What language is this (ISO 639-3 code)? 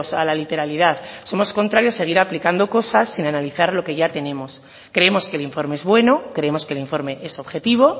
spa